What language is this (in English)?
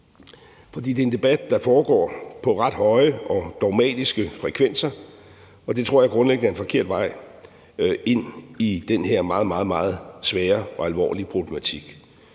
Danish